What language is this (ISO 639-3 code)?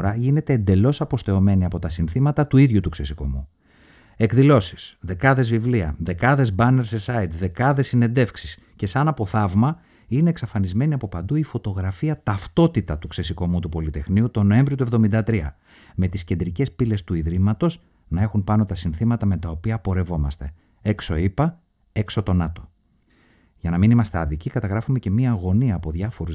ell